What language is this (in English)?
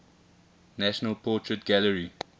English